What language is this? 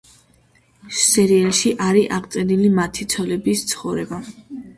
Georgian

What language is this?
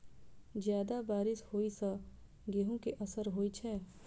Maithili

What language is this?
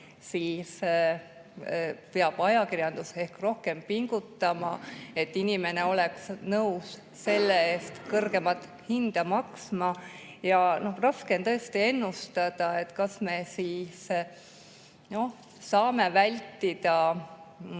Estonian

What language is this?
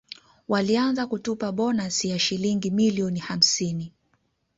Swahili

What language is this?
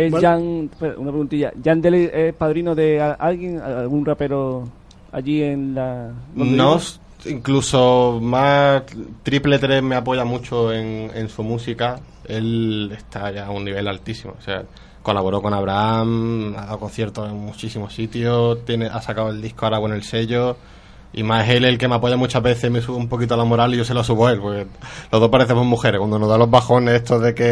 Spanish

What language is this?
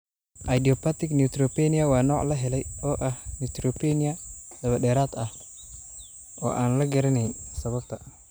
Somali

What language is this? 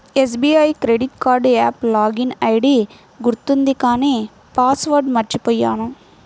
Telugu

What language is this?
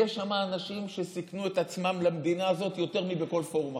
Hebrew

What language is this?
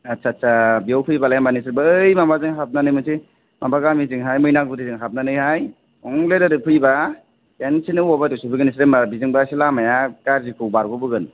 Bodo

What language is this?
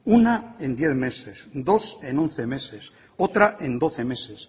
Spanish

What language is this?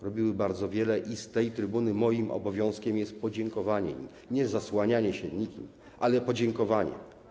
Polish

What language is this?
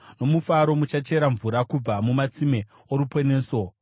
Shona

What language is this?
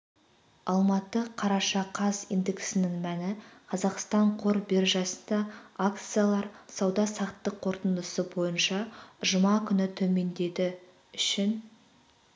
Kazakh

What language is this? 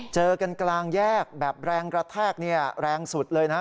Thai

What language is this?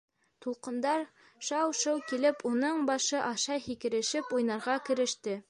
Bashkir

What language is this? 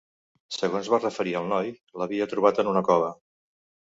Catalan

